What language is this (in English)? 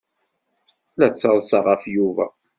Kabyle